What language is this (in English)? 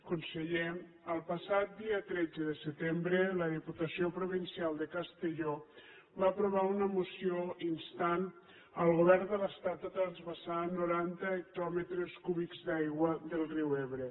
Catalan